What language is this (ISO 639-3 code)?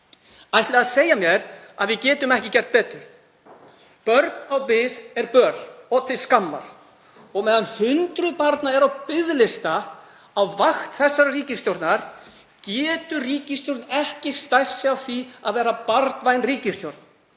isl